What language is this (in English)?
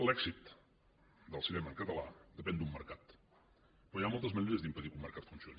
Catalan